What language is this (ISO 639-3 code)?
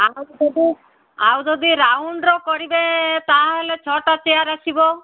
ori